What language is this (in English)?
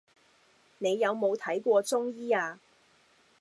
Cantonese